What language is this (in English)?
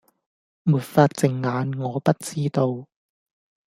Cantonese